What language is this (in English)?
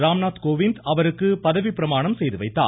Tamil